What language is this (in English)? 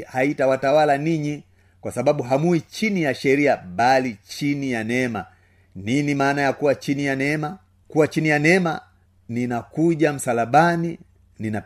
Swahili